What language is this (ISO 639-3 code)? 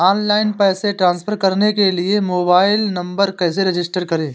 hin